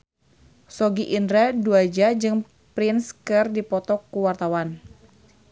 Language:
Sundanese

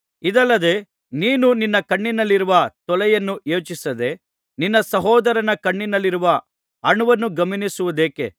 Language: Kannada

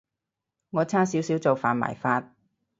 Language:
Cantonese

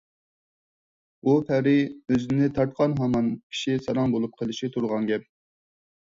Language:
Uyghur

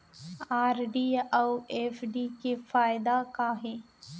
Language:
Chhattisgarhi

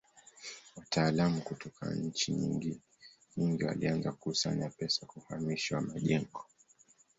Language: Swahili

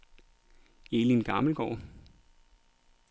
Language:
Danish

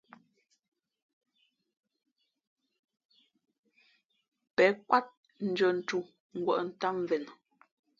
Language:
Fe'fe'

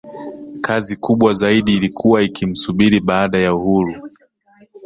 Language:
Swahili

